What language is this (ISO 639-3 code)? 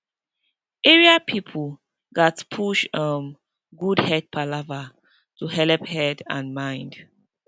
pcm